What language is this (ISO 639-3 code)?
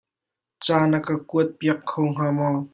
cnh